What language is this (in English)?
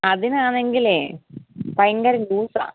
Malayalam